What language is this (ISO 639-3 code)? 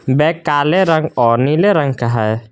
hin